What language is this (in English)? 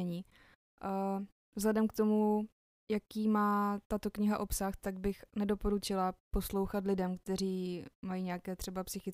Czech